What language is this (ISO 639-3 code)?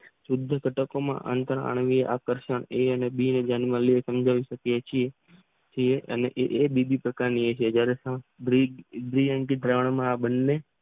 guj